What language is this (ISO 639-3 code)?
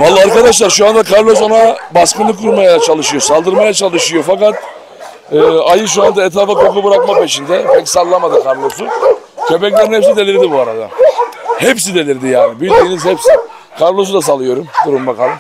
tur